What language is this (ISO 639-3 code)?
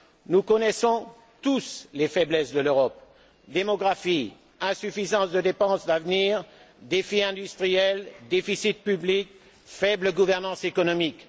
fra